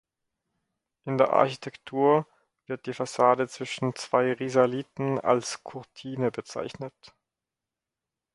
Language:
German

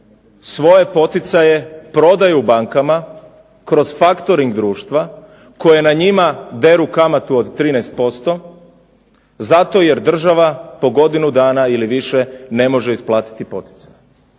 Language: Croatian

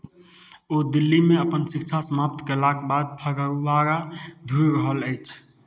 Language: Maithili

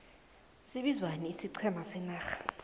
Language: South Ndebele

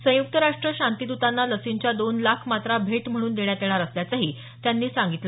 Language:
Marathi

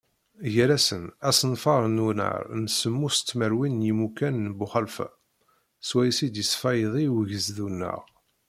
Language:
Kabyle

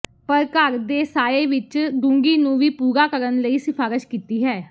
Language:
Punjabi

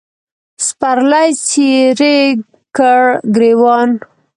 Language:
Pashto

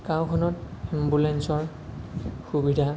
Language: Assamese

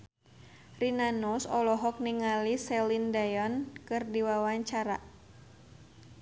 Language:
Sundanese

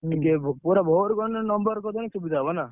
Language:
Odia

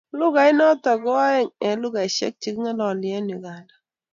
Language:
Kalenjin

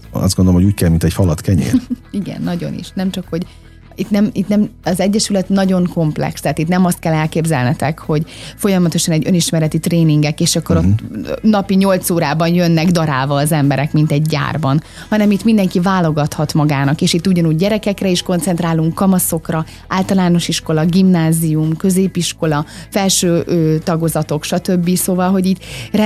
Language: Hungarian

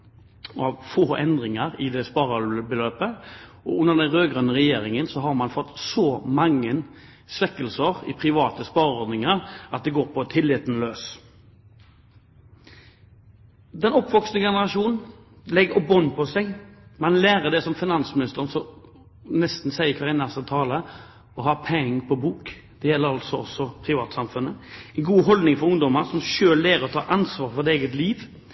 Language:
Norwegian Bokmål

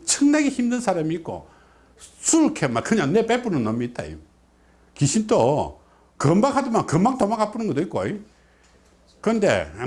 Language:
Korean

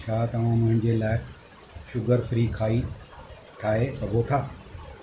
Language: Sindhi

